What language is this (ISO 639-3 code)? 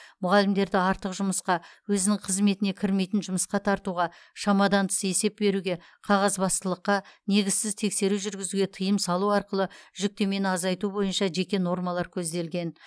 kaz